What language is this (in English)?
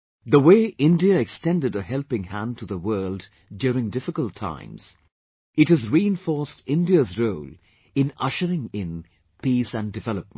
English